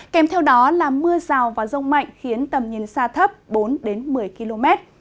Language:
Vietnamese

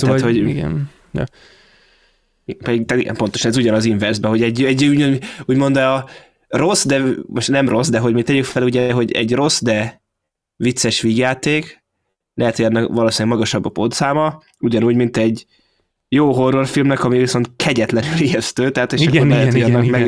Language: Hungarian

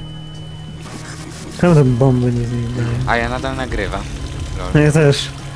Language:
Polish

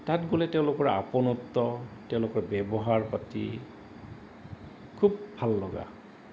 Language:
Assamese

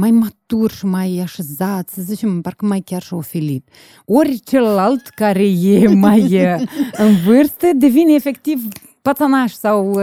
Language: Romanian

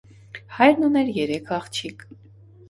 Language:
Armenian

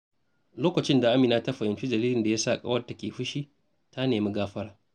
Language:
Hausa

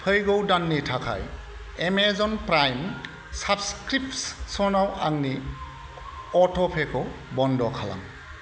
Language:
Bodo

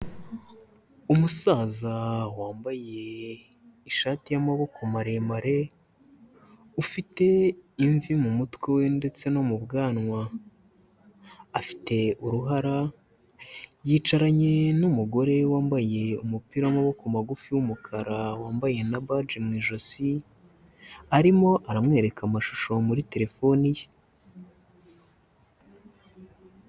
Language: Kinyarwanda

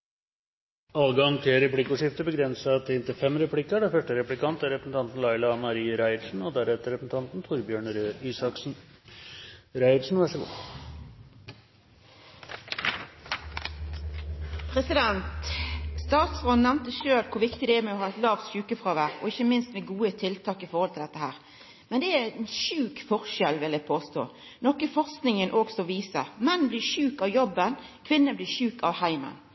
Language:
Norwegian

